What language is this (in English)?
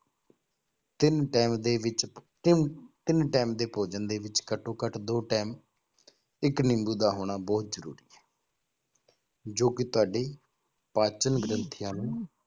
Punjabi